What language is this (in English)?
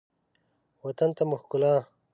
Pashto